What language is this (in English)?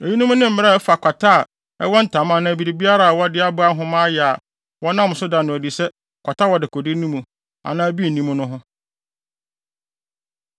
Akan